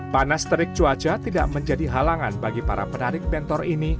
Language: Indonesian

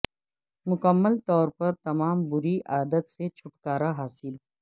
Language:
Urdu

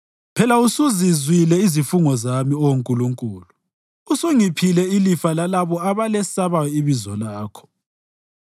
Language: North Ndebele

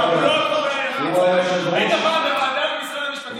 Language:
Hebrew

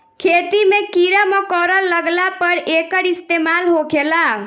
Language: Bhojpuri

